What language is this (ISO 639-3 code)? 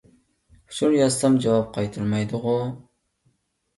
uig